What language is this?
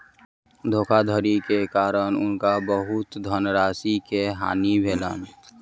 Maithili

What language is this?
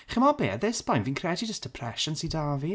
Welsh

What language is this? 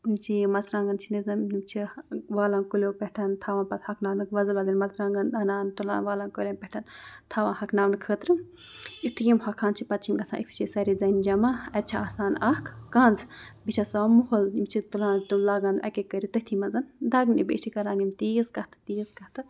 Kashmiri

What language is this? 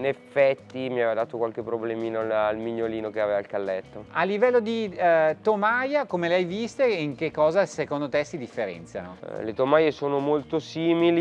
Italian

